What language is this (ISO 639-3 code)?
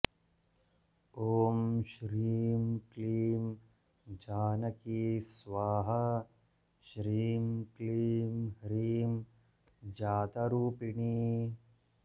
san